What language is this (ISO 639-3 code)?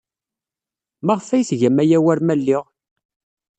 kab